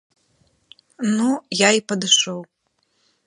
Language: Belarusian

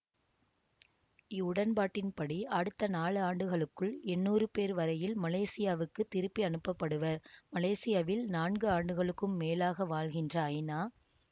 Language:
Tamil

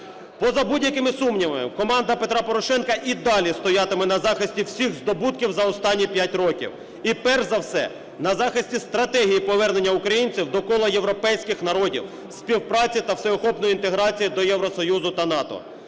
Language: Ukrainian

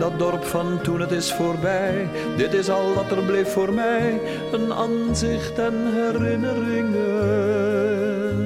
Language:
Dutch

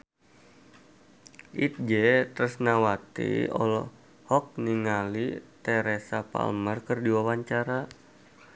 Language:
Sundanese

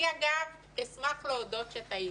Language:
Hebrew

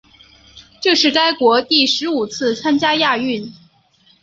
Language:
Chinese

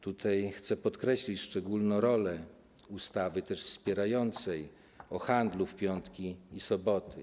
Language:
Polish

